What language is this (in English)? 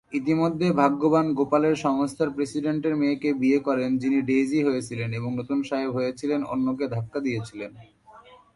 Bangla